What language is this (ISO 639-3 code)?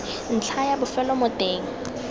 tsn